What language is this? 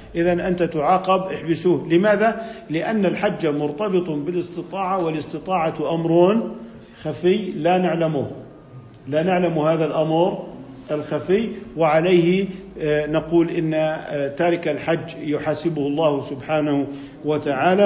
Arabic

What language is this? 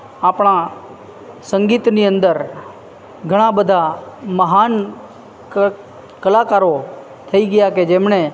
Gujarati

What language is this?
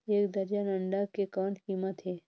Chhattisgarhi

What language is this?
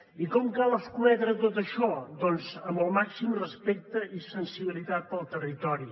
Catalan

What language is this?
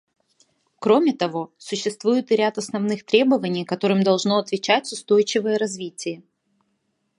Russian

